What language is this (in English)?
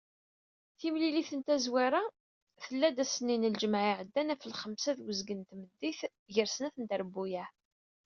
Kabyle